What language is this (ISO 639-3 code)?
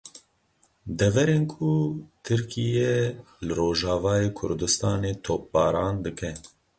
kur